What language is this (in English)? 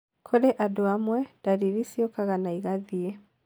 Kikuyu